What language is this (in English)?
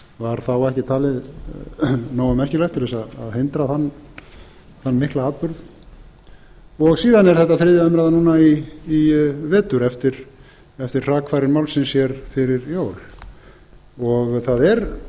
Icelandic